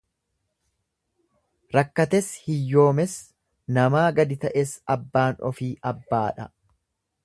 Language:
Oromo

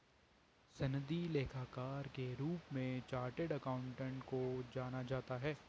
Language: Hindi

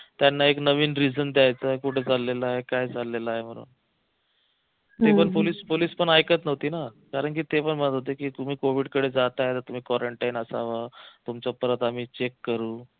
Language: Marathi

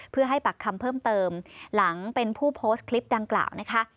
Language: Thai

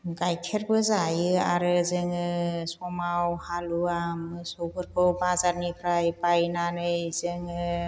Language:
Bodo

